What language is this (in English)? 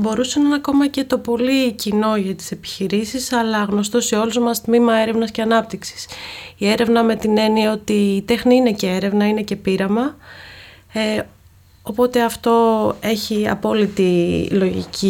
Greek